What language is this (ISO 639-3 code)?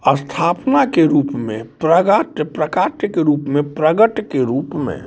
mai